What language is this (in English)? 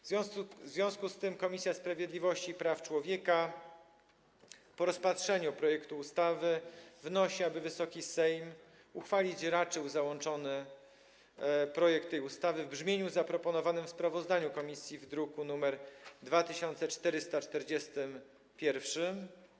Polish